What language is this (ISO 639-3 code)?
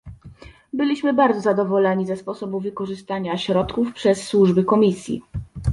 pol